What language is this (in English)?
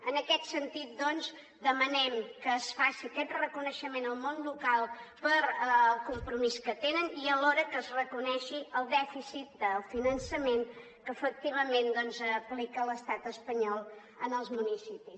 Catalan